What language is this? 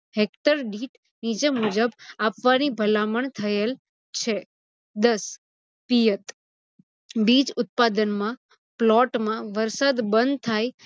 Gujarati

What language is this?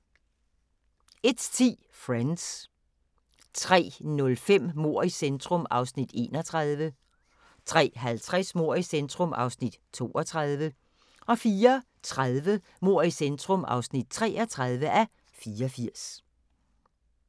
Danish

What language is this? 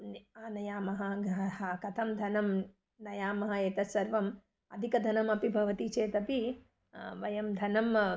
Sanskrit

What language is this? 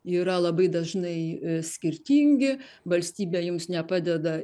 Lithuanian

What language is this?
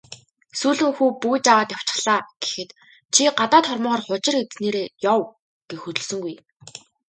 Mongolian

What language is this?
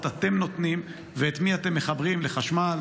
Hebrew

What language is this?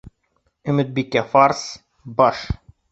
Bashkir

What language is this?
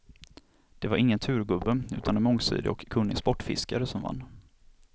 Swedish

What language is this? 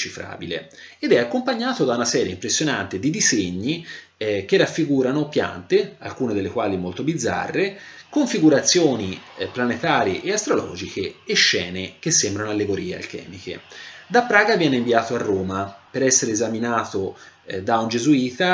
Italian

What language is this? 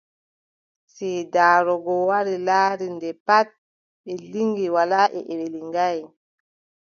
Adamawa Fulfulde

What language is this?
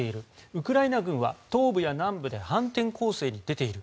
Japanese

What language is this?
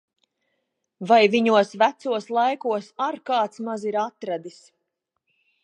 Latvian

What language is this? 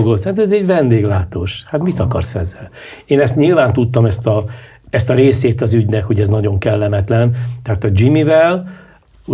Hungarian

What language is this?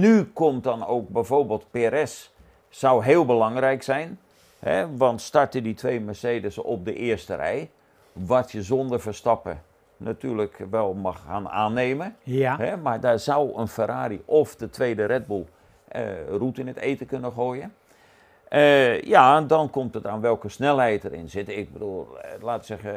Dutch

